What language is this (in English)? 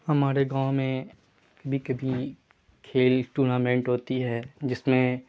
Urdu